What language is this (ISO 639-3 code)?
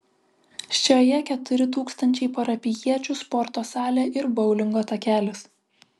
lit